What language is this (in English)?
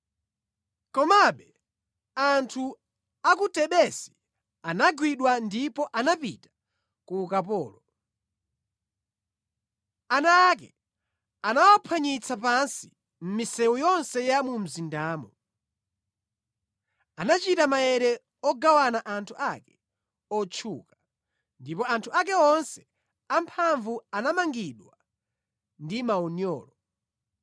Nyanja